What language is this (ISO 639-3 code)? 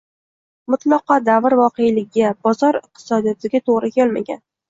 uzb